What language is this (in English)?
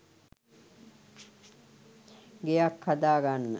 Sinhala